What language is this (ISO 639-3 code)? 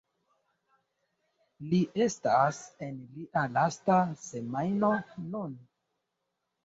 epo